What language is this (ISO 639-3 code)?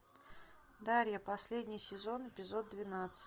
rus